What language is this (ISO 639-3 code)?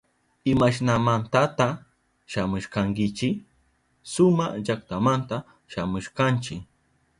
qup